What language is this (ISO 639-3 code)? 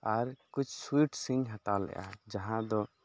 sat